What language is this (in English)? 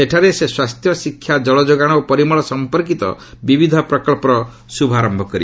Odia